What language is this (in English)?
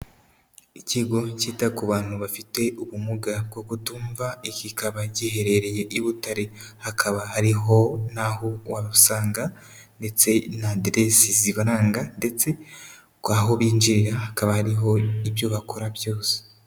Kinyarwanda